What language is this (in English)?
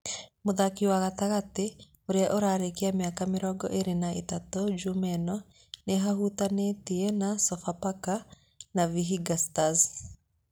Kikuyu